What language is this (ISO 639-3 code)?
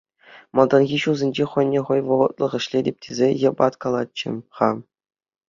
chv